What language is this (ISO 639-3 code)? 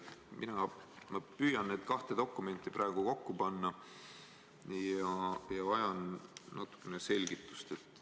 est